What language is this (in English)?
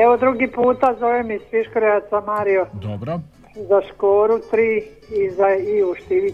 Croatian